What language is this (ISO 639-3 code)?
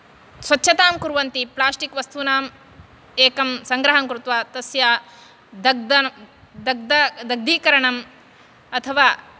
san